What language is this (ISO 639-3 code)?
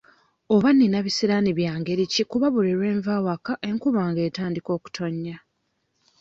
lug